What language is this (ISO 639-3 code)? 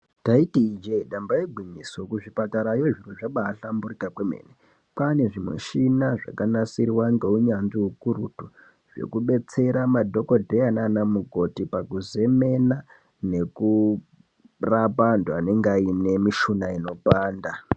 ndc